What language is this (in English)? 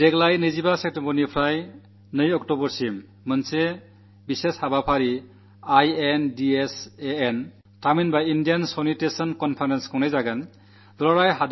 Malayalam